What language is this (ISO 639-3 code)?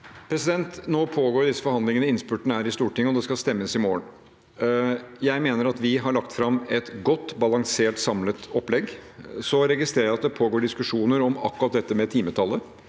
nor